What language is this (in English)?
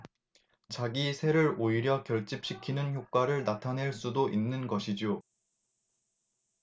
Korean